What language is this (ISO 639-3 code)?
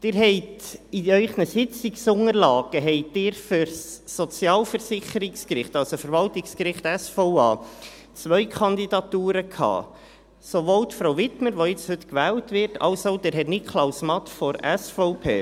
gsw